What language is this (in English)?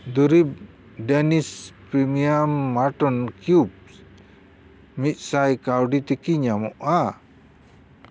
Santali